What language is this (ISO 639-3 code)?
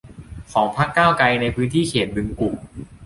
tha